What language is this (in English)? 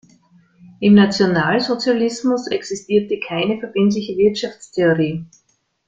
German